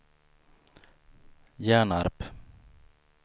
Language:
Swedish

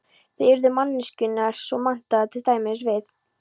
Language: Icelandic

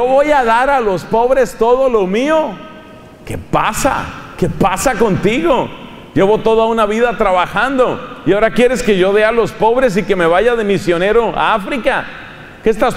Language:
Spanish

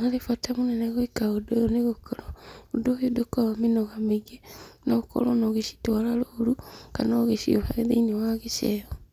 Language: Kikuyu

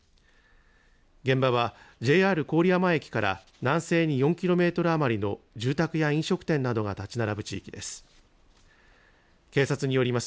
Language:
Japanese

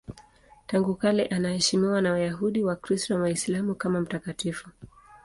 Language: Swahili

